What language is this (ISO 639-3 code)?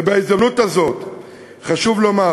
heb